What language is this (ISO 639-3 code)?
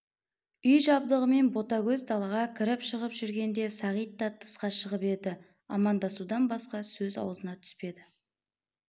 kaz